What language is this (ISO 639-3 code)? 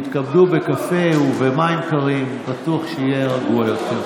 heb